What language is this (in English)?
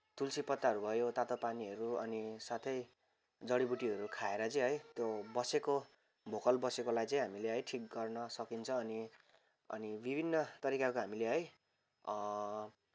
Nepali